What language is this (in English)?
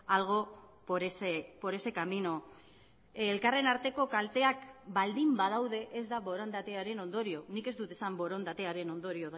Basque